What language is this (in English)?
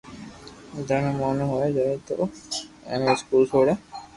Loarki